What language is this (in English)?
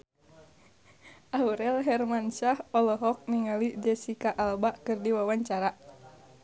Sundanese